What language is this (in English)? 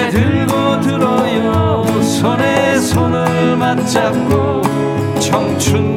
Korean